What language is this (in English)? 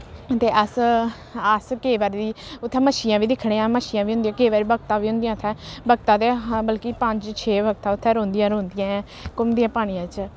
Dogri